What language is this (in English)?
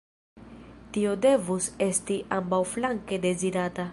Esperanto